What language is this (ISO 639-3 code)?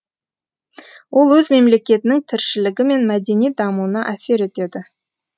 kaz